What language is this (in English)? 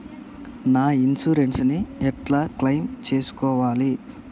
Telugu